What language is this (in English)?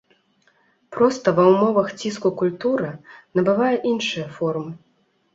Belarusian